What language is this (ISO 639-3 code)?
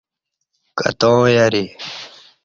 bsh